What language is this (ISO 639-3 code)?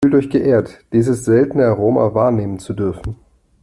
deu